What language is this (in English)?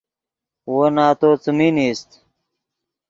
Yidgha